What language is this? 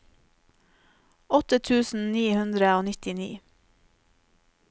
Norwegian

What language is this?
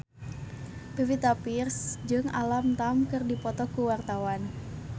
Sundanese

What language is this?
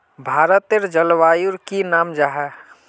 Magahi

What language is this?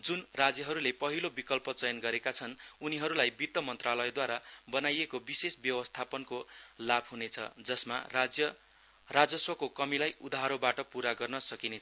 Nepali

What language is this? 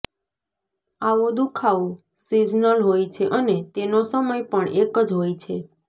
Gujarati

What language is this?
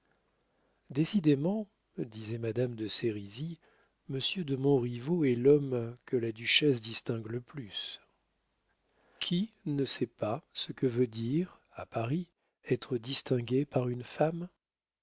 French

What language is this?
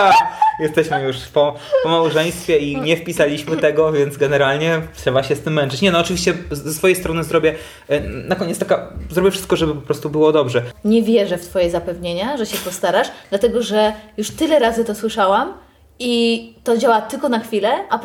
Polish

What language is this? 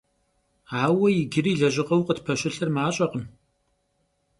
Kabardian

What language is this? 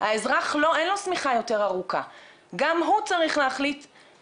Hebrew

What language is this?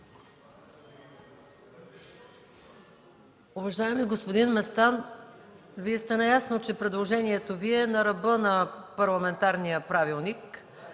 Bulgarian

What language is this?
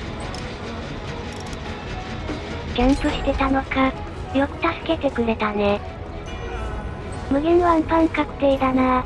Japanese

